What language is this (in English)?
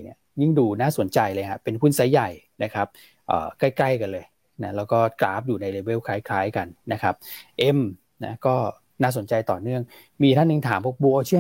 Thai